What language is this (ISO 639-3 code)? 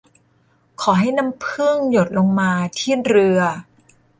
tha